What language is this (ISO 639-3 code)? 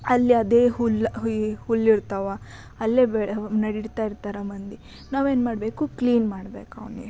kan